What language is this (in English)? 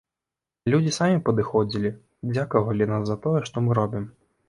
Belarusian